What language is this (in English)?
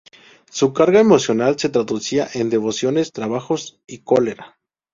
Spanish